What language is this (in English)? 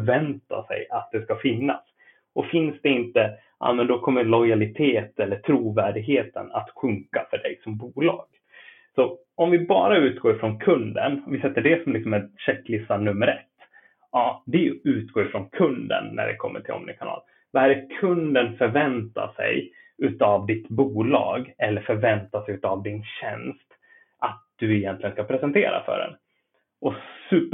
Swedish